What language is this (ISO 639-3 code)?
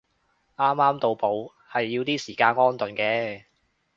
yue